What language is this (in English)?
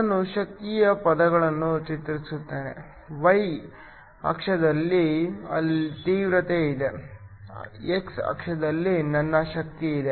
Kannada